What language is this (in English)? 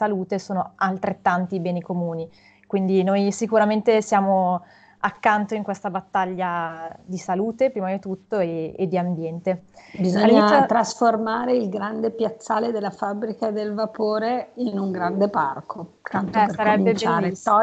Italian